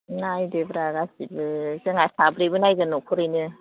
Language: Bodo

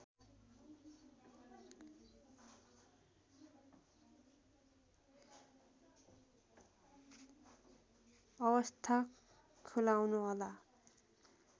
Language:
Nepali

